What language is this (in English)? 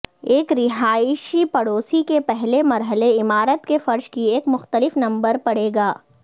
Urdu